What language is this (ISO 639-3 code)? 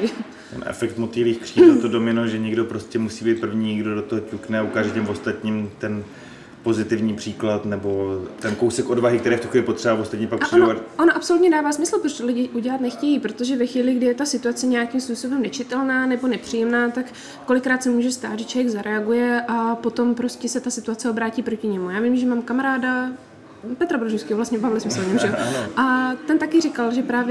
ces